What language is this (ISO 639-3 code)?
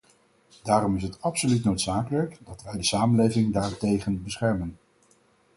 nld